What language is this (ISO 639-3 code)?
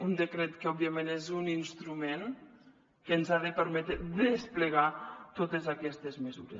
cat